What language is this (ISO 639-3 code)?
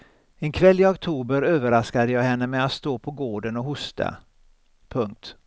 swe